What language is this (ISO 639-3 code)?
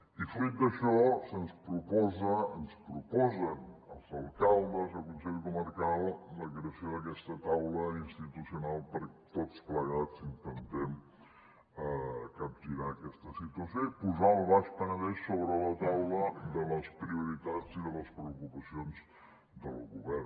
cat